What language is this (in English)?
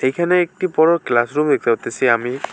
Bangla